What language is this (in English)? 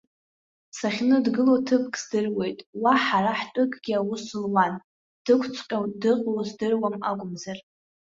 Abkhazian